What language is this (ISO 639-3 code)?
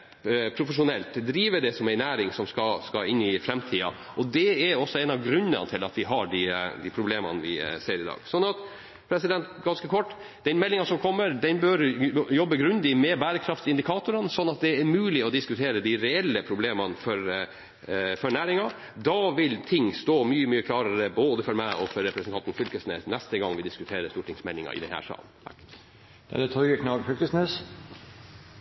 nor